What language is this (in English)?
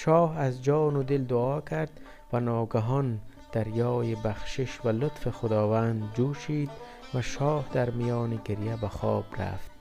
Persian